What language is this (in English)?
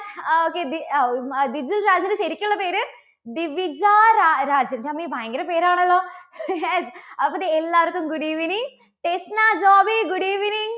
Malayalam